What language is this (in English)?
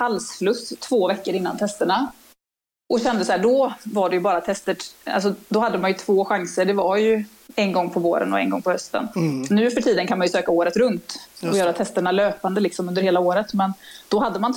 Swedish